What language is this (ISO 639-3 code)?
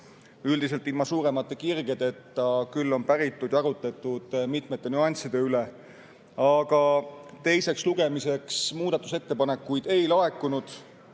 est